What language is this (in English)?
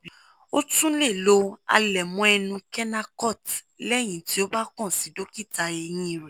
Yoruba